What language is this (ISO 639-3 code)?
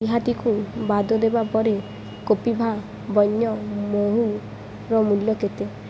ori